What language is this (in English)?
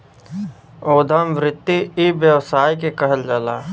Bhojpuri